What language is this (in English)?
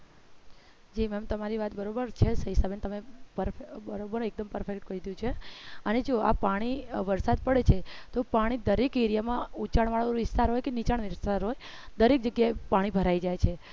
Gujarati